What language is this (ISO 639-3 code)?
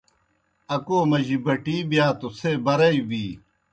plk